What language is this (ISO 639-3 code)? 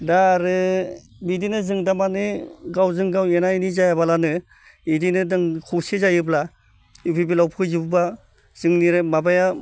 brx